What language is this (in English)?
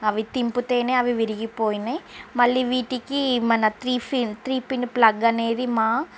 Telugu